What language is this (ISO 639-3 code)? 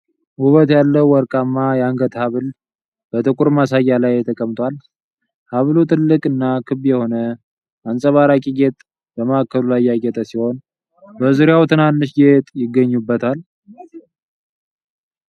amh